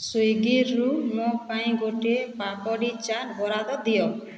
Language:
Odia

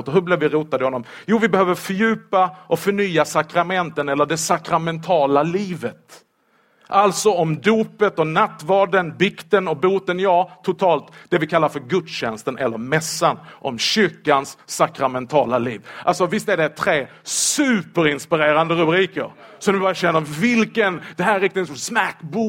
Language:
Swedish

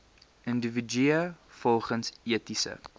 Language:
Afrikaans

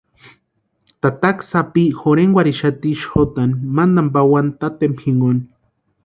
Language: Western Highland Purepecha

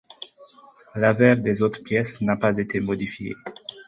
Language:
French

